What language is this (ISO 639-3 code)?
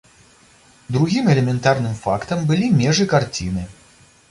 bel